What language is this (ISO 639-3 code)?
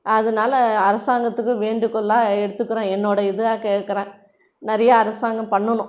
tam